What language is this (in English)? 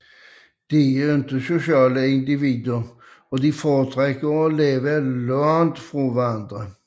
Danish